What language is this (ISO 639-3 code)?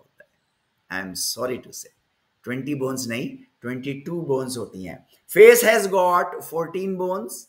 hin